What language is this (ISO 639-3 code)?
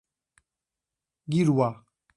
por